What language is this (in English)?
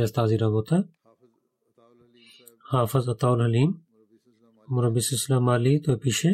Bulgarian